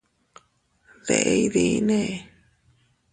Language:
Teutila Cuicatec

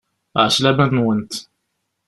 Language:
Kabyle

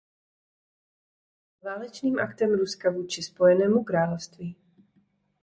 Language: Czech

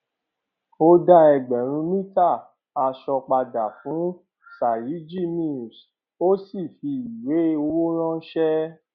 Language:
Yoruba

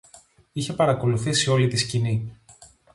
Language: Greek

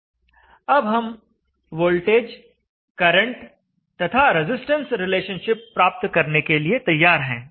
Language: Hindi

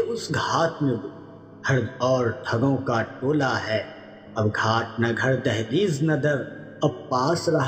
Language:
Urdu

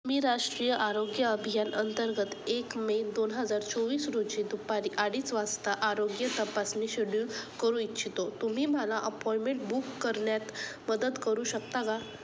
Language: Marathi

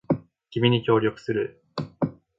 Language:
Japanese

